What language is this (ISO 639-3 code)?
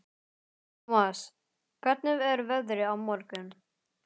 isl